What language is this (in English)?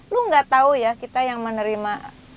Indonesian